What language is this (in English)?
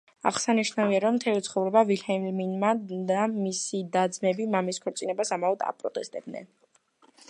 Georgian